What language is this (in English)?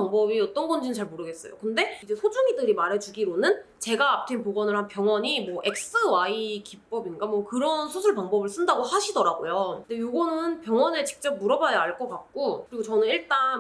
Korean